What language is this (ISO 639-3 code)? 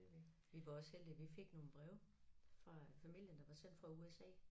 dan